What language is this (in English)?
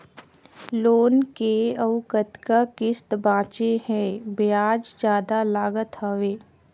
Chhattisgarhi